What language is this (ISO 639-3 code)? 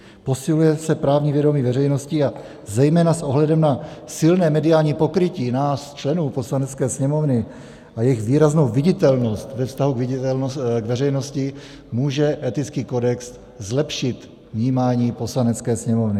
ces